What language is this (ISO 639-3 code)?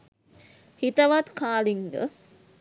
sin